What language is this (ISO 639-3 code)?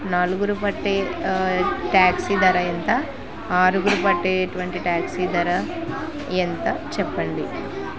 tel